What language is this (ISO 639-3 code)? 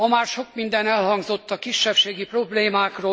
hun